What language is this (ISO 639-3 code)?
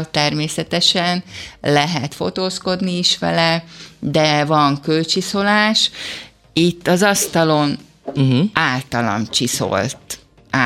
hun